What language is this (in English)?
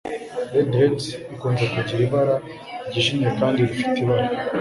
Kinyarwanda